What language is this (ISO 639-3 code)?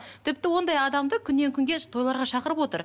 kaz